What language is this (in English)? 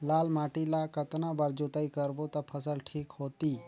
Chhattisgarhi